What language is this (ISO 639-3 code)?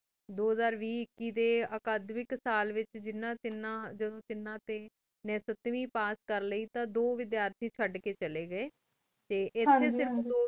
pan